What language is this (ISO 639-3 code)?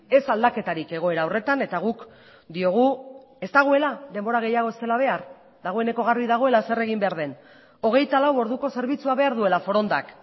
eus